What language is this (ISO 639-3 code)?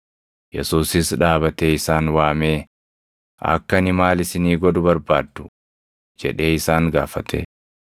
orm